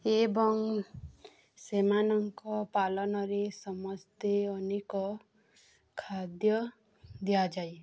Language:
Odia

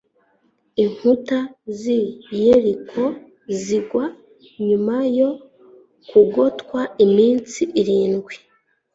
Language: Kinyarwanda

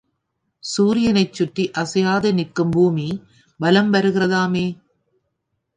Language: Tamil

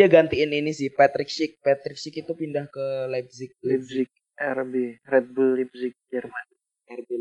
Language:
Indonesian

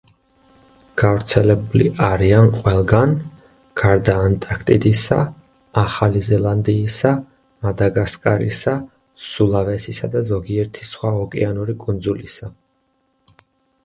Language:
Georgian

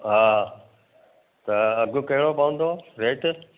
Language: Sindhi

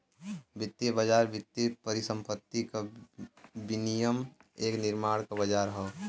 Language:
Bhojpuri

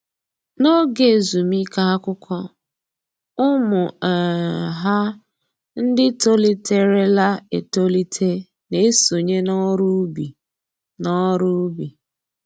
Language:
Igbo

